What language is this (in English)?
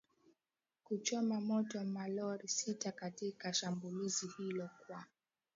Swahili